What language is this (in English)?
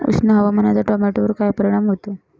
Marathi